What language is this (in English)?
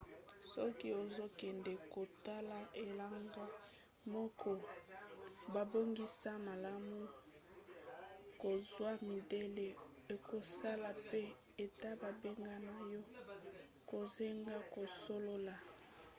Lingala